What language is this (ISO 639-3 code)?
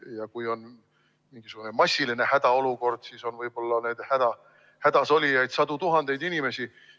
est